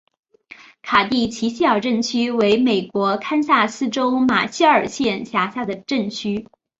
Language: Chinese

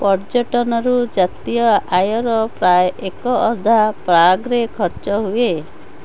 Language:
Odia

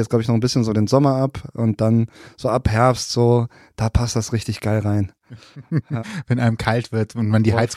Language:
German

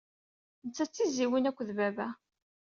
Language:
Kabyle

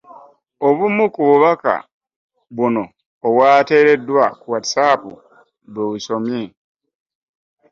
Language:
Ganda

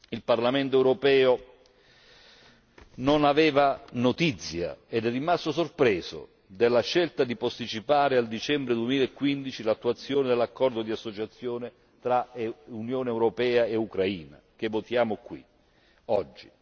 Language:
Italian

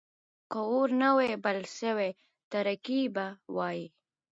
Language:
Pashto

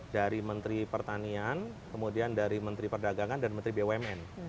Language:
Indonesian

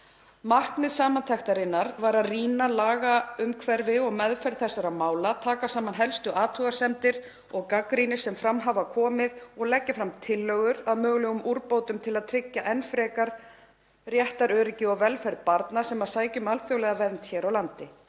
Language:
Icelandic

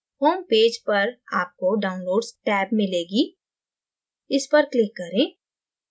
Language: Hindi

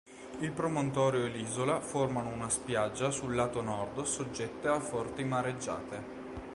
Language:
Italian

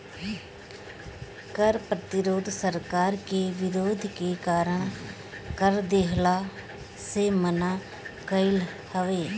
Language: Bhojpuri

